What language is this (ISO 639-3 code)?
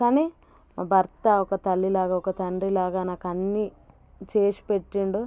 tel